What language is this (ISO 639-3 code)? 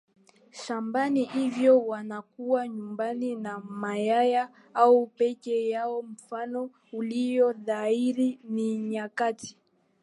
swa